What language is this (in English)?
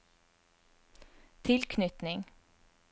Norwegian